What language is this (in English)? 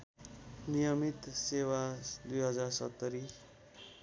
Nepali